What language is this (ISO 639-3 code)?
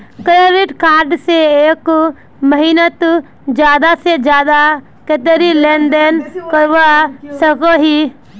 mag